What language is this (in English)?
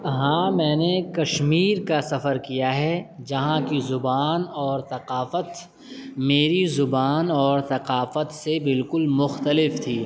Urdu